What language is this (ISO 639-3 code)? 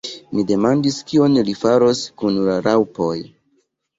epo